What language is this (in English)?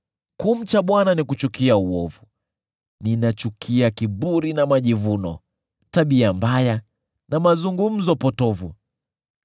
Swahili